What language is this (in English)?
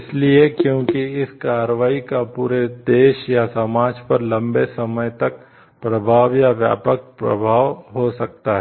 Hindi